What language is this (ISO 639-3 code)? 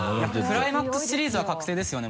jpn